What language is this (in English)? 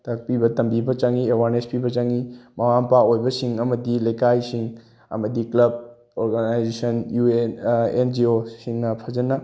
Manipuri